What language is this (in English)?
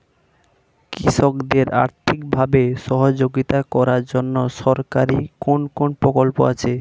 Bangla